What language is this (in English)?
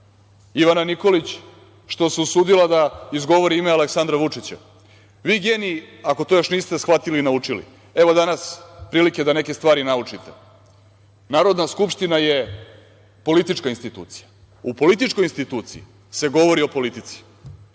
Serbian